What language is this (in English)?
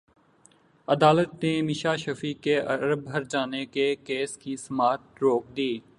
Urdu